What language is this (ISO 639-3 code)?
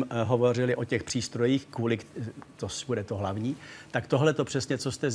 ces